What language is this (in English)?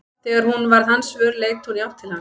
Icelandic